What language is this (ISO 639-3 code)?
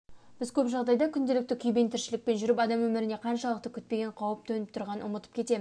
kaz